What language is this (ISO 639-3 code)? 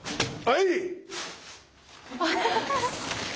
jpn